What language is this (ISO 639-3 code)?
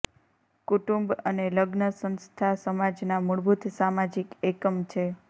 guj